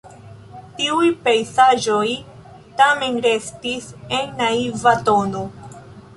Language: Esperanto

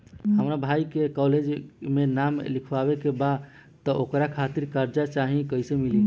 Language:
Bhojpuri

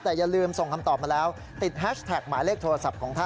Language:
Thai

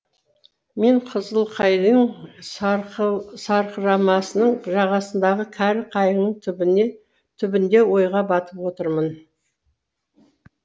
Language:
Kazakh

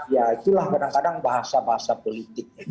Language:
Indonesian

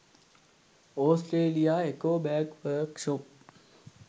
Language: Sinhala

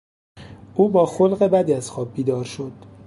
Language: Persian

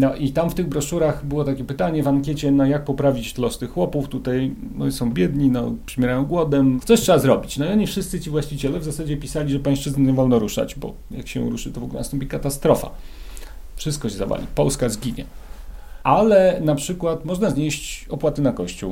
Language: Polish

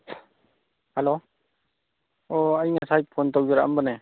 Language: Manipuri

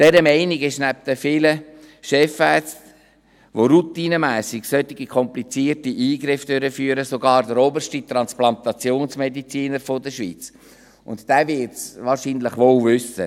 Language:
Swiss German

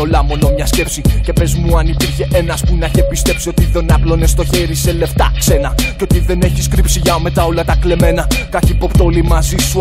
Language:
Greek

